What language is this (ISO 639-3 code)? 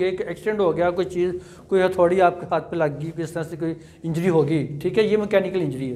hin